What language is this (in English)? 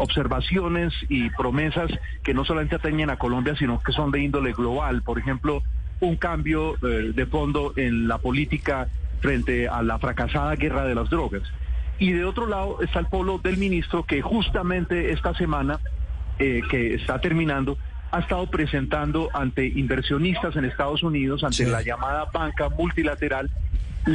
Spanish